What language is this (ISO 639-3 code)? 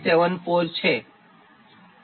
guj